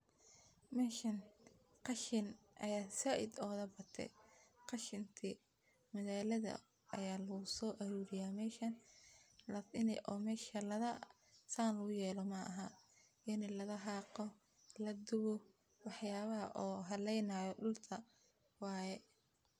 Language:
Somali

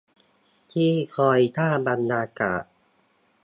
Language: Thai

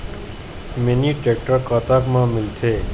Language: Chhattisgarhi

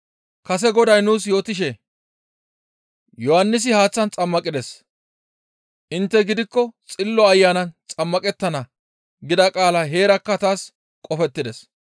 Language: Gamo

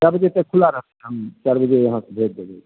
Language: Maithili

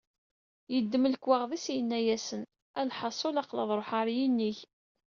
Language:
Kabyle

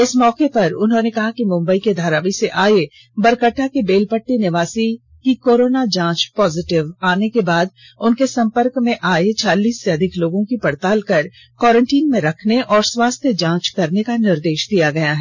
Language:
Hindi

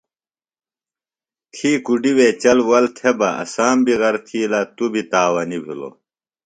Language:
Phalura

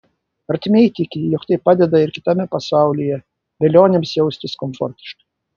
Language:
Lithuanian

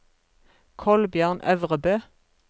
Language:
Norwegian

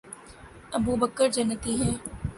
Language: Urdu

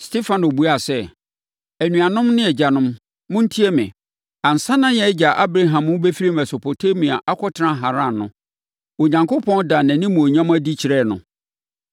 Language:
Akan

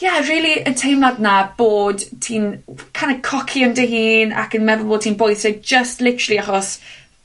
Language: Welsh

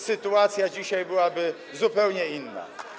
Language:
Polish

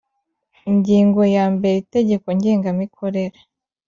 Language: Kinyarwanda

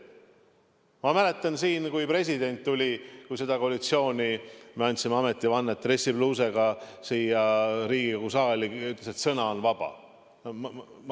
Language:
Estonian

